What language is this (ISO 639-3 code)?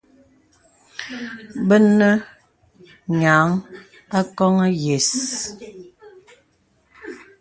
beb